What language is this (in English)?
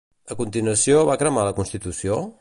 Catalan